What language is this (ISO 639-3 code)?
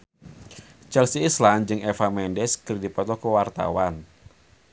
sun